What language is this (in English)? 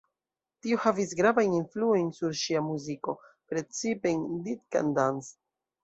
Esperanto